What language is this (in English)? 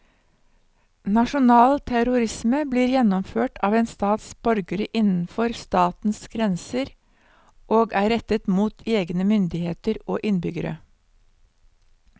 Norwegian